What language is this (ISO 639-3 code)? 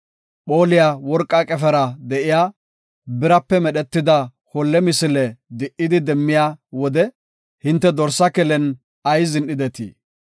gof